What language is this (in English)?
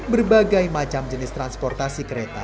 Indonesian